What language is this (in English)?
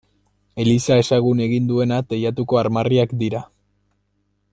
Basque